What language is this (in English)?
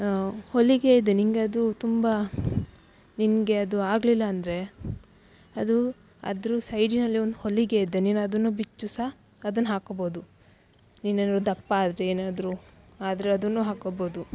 Kannada